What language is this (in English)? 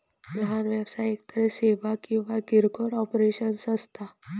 Marathi